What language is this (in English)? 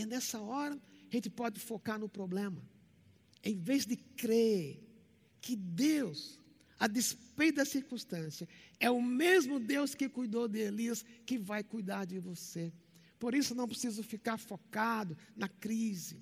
Portuguese